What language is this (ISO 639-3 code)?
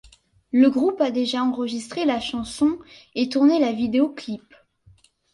fra